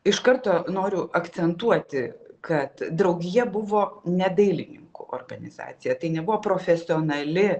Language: Lithuanian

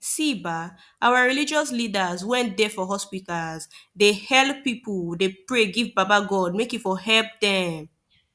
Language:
Nigerian Pidgin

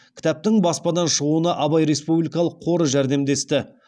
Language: Kazakh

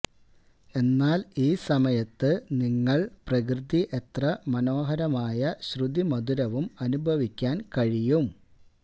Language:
Malayalam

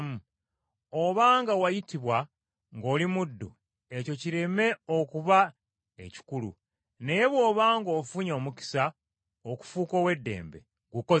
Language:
Ganda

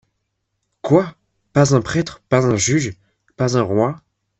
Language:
French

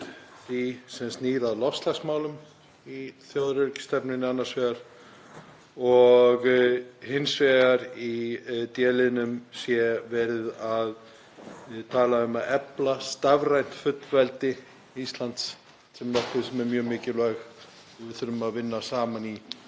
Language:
Icelandic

